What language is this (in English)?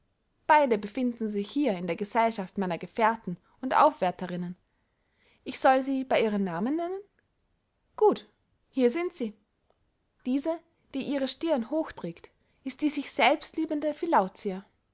German